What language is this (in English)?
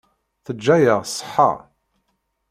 Kabyle